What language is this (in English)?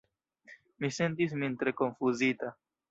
Esperanto